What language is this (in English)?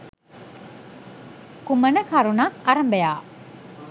Sinhala